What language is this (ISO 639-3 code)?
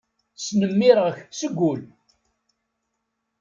kab